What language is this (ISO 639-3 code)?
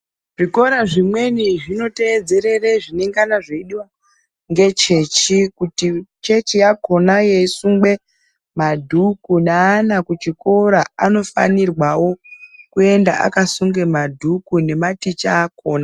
ndc